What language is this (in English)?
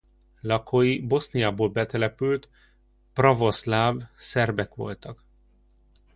Hungarian